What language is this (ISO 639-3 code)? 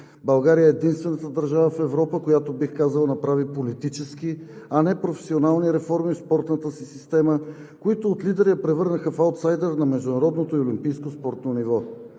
bul